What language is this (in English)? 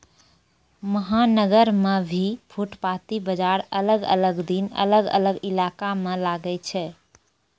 Maithili